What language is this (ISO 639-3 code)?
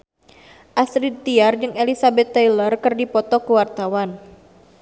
sun